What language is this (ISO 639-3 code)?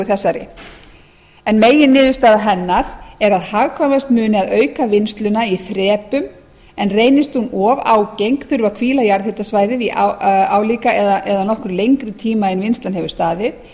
isl